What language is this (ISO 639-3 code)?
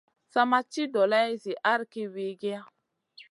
mcn